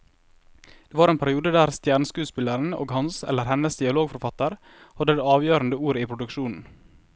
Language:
Norwegian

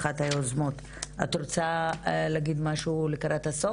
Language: Hebrew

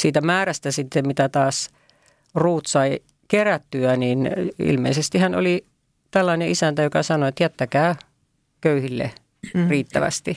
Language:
Finnish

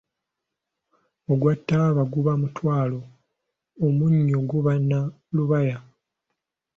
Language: Ganda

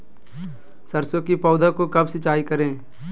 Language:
Magahi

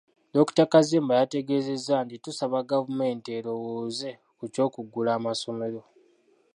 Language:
Ganda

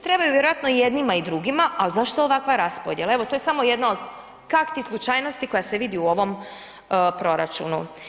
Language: Croatian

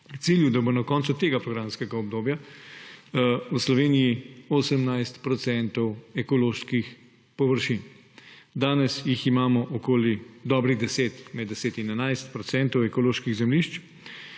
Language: Slovenian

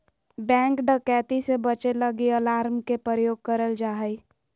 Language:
Magahi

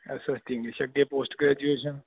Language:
Punjabi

